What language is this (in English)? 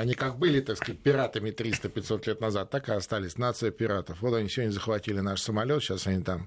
Russian